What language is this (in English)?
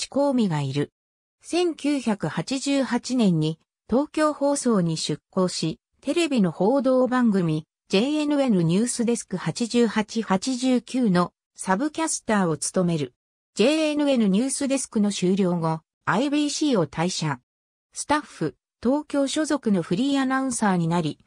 Japanese